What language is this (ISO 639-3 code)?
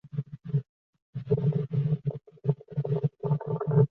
zho